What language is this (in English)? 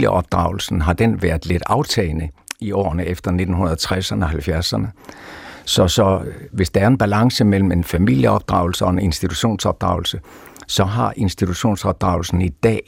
Danish